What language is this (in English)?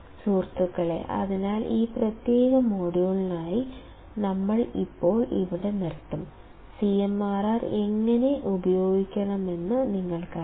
Malayalam